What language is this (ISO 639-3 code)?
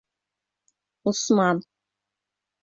bak